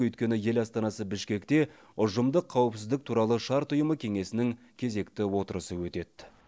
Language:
Kazakh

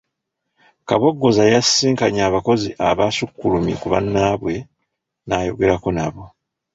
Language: Ganda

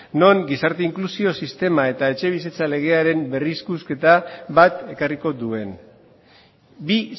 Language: Basque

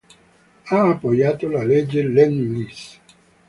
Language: Italian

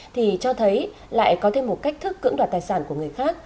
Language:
Vietnamese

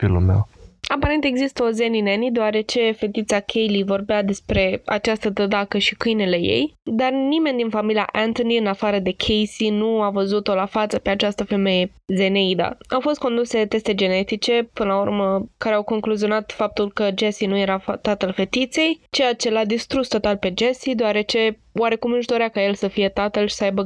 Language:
Romanian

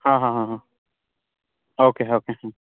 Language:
Kannada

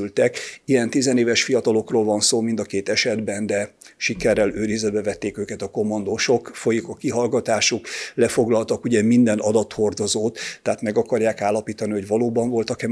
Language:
Hungarian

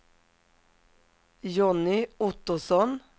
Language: Swedish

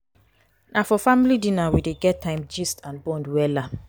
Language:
Nigerian Pidgin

